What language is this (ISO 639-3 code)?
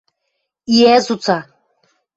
mrj